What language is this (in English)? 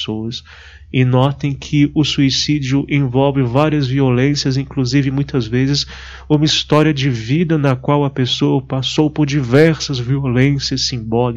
Portuguese